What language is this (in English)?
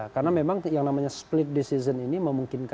Indonesian